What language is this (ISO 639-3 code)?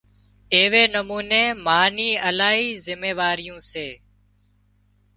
kxp